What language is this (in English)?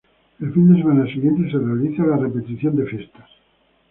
Spanish